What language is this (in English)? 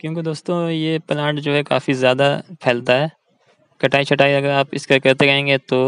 Hindi